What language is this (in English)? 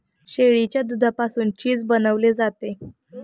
Marathi